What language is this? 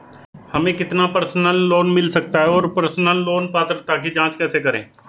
Hindi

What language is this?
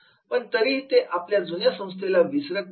Marathi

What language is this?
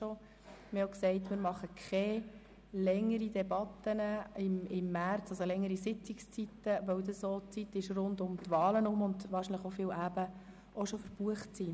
Swiss German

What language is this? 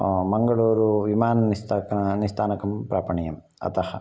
Sanskrit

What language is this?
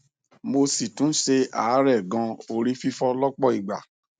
Yoruba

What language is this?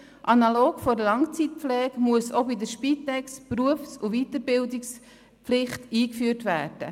Swiss German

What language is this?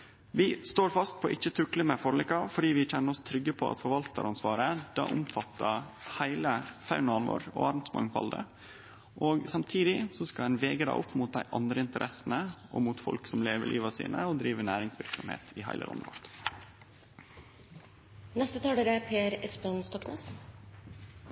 Norwegian Nynorsk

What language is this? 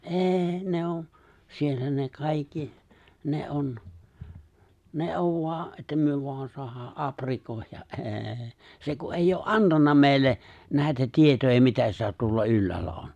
Finnish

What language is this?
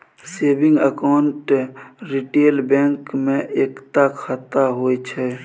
Maithili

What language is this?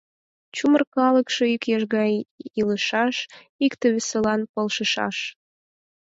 Mari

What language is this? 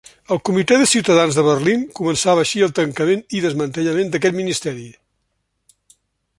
Catalan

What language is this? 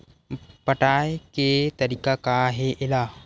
Chhattisgarhi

